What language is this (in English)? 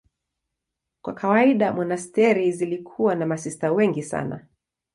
Swahili